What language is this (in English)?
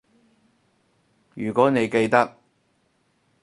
Cantonese